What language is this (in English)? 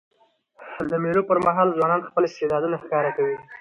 Pashto